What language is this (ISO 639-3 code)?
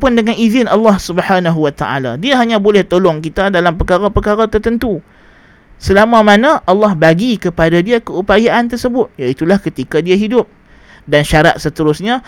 msa